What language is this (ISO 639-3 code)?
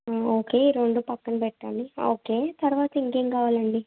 tel